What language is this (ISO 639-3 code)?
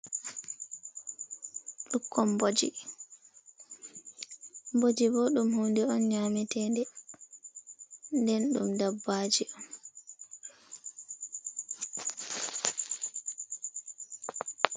ful